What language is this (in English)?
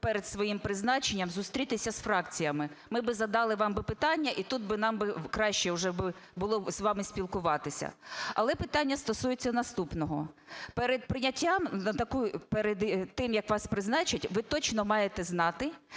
Ukrainian